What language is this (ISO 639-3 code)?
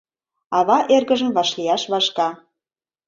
chm